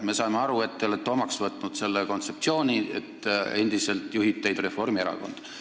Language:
Estonian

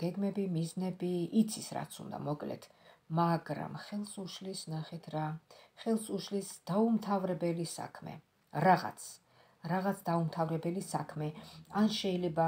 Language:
Romanian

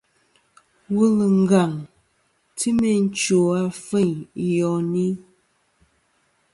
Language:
Kom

